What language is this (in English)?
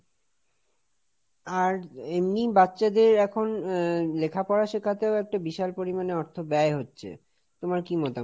Bangla